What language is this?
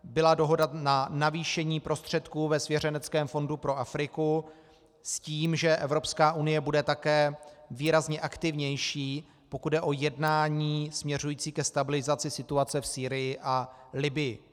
Czech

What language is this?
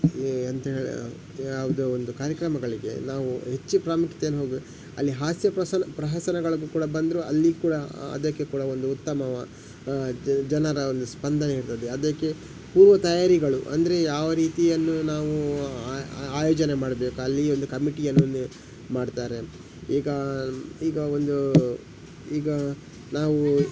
Kannada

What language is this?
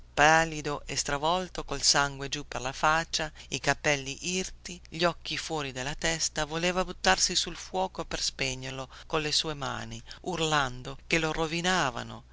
Italian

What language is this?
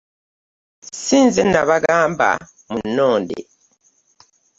Ganda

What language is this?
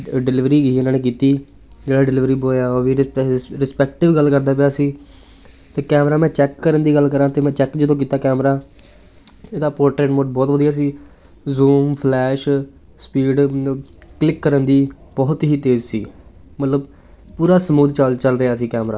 Punjabi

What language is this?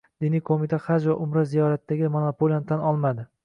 Uzbek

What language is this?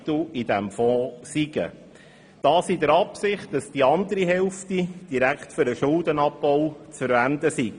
Swiss German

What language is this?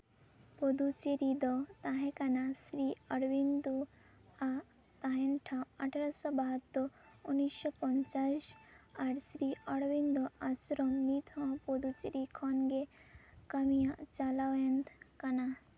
Santali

